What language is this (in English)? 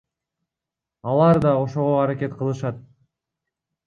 Kyrgyz